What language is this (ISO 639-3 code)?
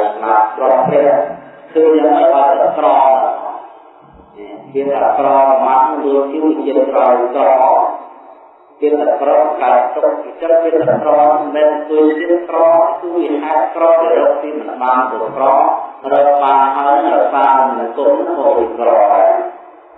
ind